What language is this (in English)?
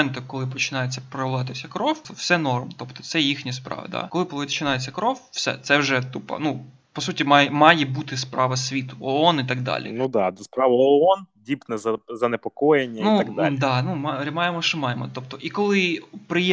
Ukrainian